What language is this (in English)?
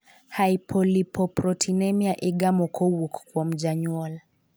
Luo (Kenya and Tanzania)